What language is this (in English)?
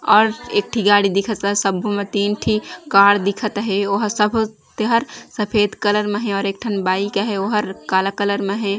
Chhattisgarhi